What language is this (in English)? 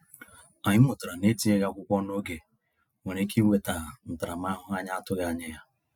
Igbo